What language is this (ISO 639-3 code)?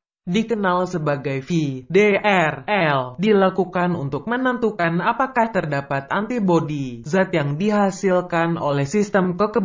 ind